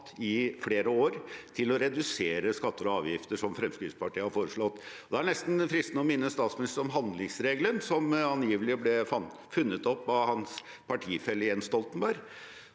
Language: Norwegian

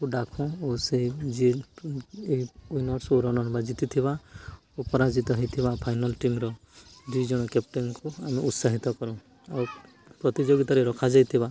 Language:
Odia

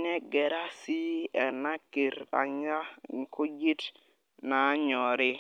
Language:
Masai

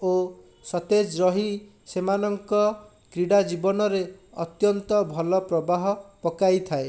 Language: Odia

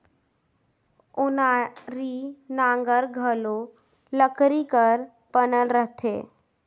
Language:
Chhattisgarhi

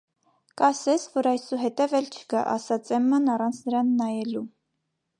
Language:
Armenian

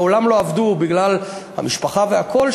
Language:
Hebrew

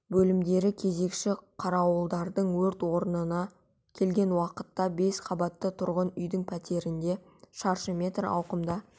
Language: Kazakh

